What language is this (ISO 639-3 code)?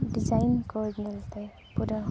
sat